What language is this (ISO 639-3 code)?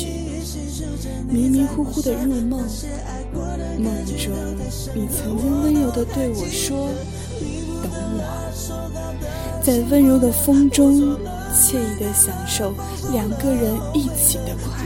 zho